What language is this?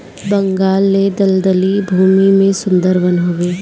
Bhojpuri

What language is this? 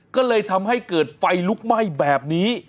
Thai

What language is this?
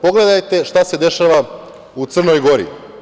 Serbian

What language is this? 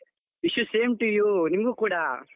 Kannada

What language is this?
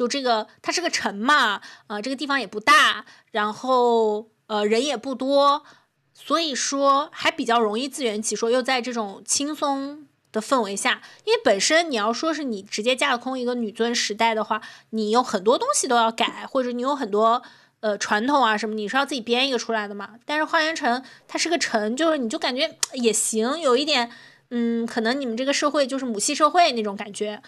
Chinese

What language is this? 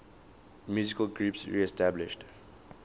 English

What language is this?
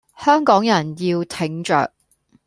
Cantonese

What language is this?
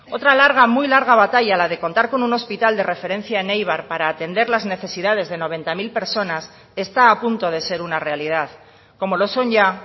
Spanish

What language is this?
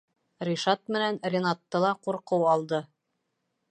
Bashkir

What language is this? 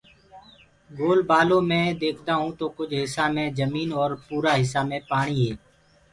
Gurgula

